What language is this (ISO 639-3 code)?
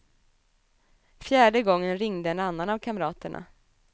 swe